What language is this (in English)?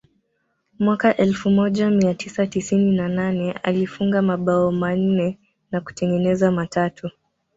Swahili